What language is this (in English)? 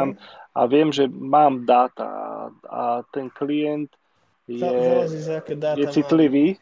Slovak